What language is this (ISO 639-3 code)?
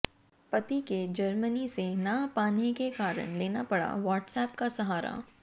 hin